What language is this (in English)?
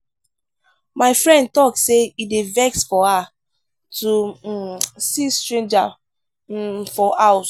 Nigerian Pidgin